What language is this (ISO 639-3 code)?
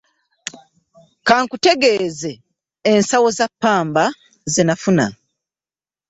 lug